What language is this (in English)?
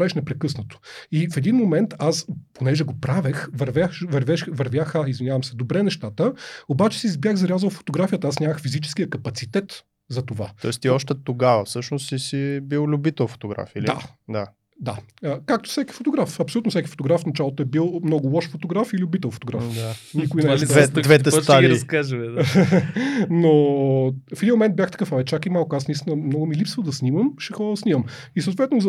Bulgarian